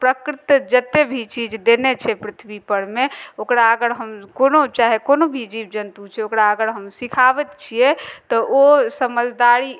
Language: Maithili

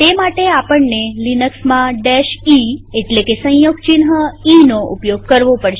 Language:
Gujarati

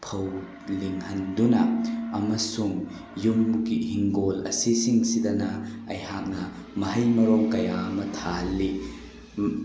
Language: Manipuri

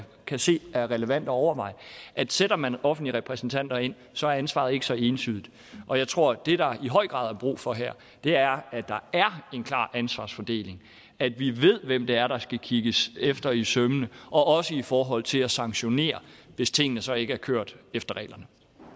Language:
Danish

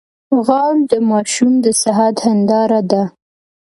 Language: Pashto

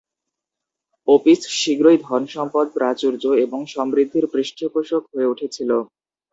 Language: Bangla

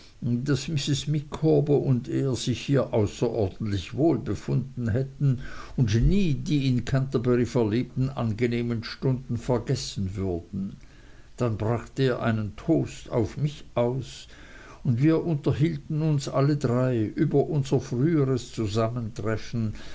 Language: German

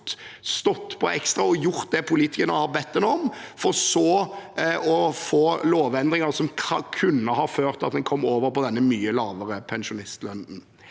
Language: Norwegian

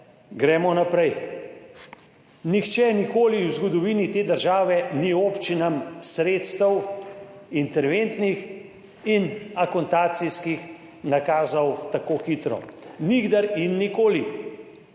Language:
Slovenian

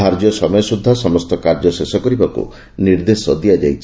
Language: Odia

